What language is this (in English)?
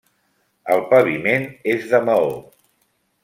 Catalan